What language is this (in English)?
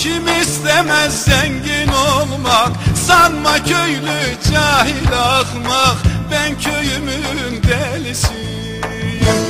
Turkish